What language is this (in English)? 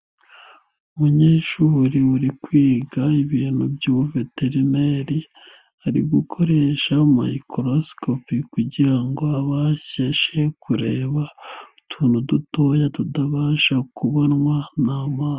Kinyarwanda